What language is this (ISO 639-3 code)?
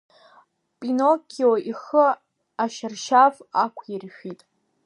abk